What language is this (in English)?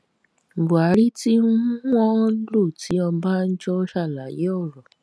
Yoruba